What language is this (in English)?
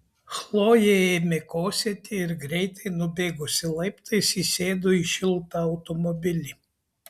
Lithuanian